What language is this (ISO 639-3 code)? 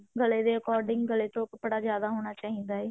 pan